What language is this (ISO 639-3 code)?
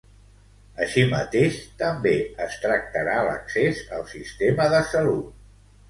cat